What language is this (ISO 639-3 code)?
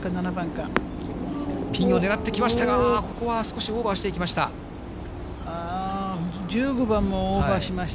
jpn